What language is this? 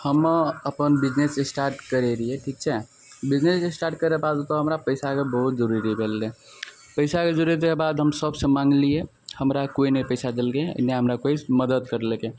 Maithili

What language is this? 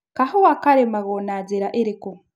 Kikuyu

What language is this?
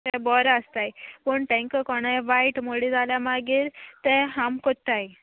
Konkani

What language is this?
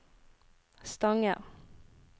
Norwegian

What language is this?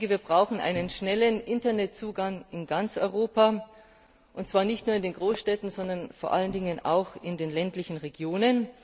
German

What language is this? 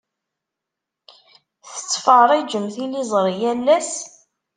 Kabyle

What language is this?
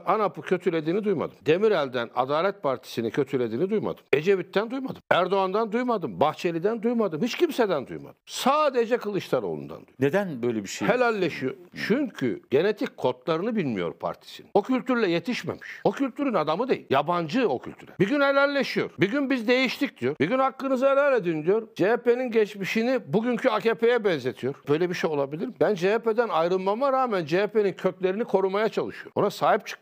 Turkish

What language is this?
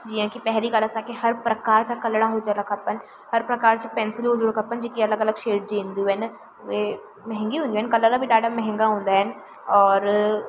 Sindhi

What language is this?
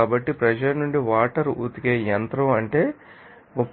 Telugu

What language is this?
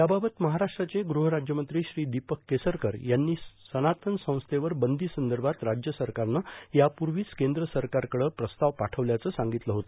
Marathi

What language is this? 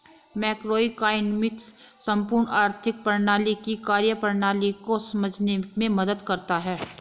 Hindi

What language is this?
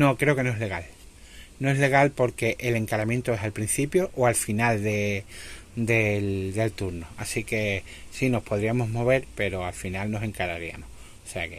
Spanish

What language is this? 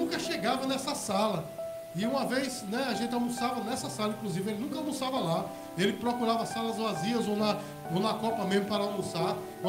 Portuguese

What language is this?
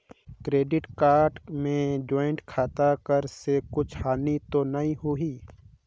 Chhattisgarhi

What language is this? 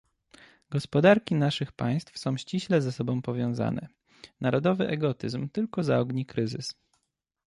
Polish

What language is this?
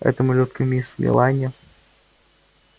Russian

